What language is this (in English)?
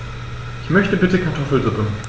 German